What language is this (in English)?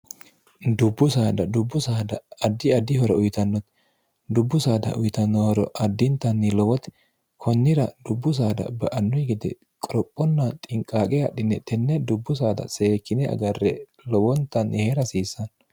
Sidamo